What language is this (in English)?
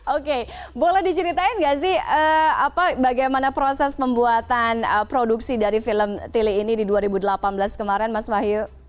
Indonesian